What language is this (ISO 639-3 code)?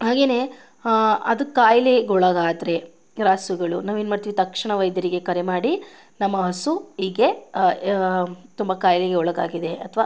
kan